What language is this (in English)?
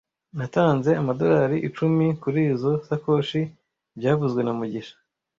Kinyarwanda